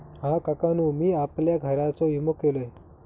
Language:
Marathi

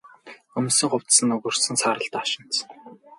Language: Mongolian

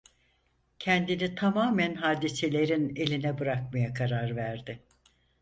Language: Turkish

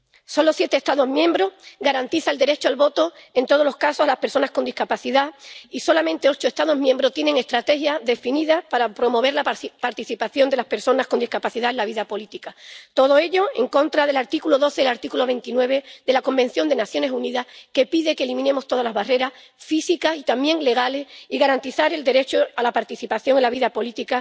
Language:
Spanish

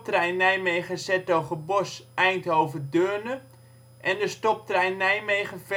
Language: Dutch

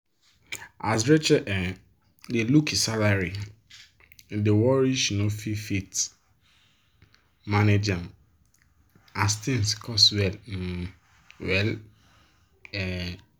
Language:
Nigerian Pidgin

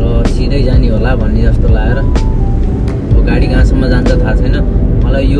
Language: Nepali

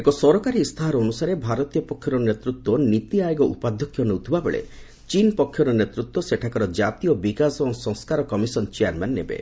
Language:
Odia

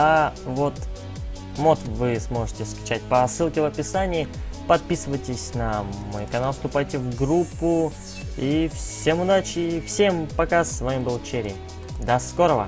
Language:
Russian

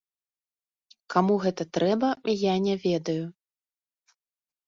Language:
Belarusian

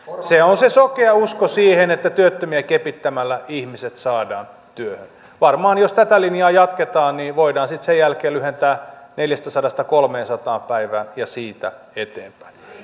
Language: Finnish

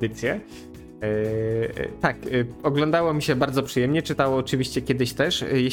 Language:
Polish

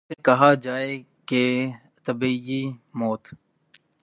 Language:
Urdu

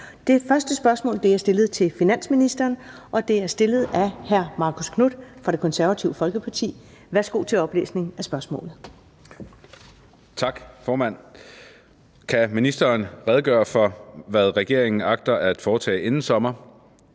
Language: Danish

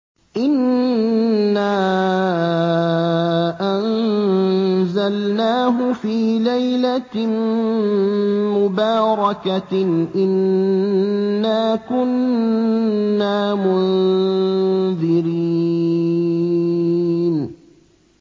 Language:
Arabic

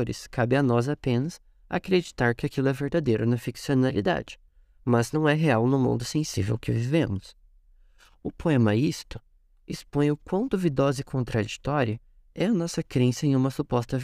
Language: Portuguese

